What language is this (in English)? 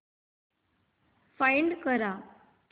Marathi